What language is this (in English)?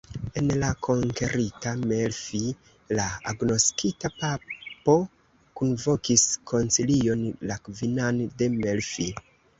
Esperanto